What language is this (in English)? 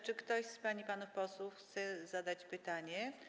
Polish